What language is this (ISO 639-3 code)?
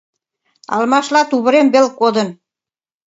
chm